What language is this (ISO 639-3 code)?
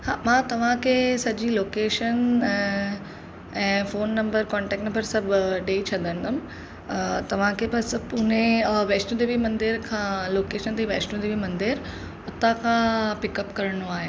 snd